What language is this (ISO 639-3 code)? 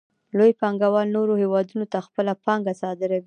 pus